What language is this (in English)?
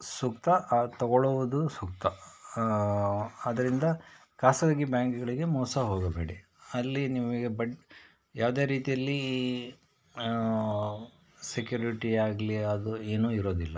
Kannada